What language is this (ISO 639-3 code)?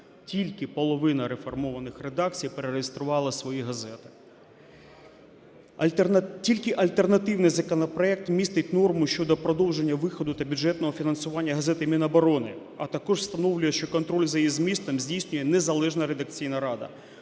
ukr